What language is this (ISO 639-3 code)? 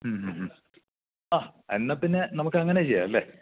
mal